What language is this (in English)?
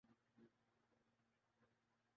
Urdu